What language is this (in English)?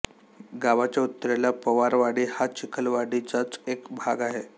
Marathi